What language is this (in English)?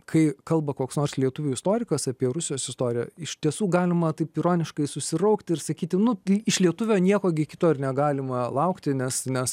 Lithuanian